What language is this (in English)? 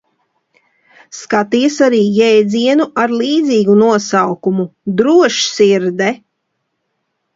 Latvian